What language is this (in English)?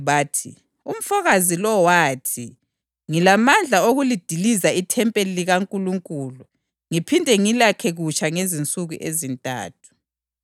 North Ndebele